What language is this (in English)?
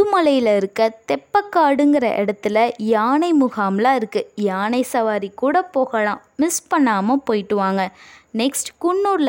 Tamil